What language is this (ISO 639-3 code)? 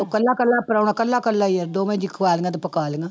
pan